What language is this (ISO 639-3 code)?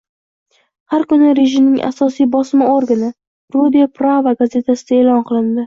uzb